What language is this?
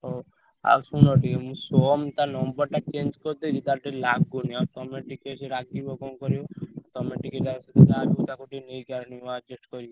Odia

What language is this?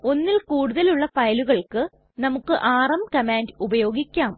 Malayalam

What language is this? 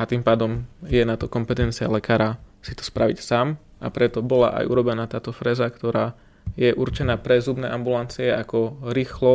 Slovak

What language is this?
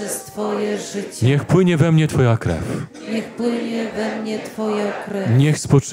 Polish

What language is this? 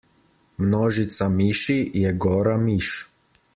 Slovenian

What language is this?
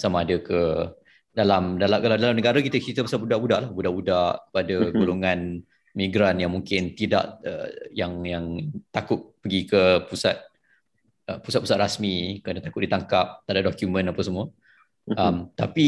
Malay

